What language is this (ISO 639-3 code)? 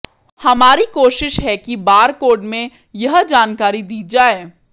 hin